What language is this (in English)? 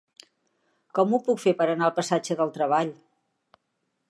Catalan